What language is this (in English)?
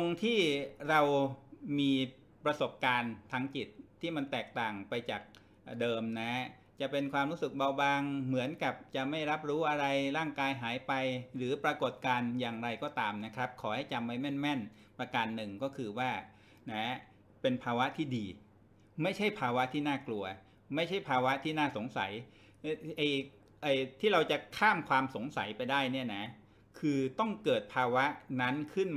Thai